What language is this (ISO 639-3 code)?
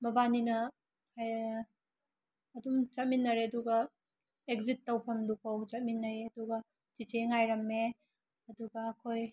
mni